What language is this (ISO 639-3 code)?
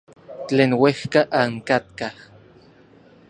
nlv